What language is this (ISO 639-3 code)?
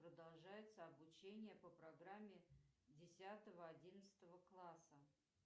rus